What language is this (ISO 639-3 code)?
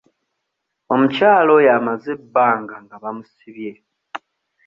lug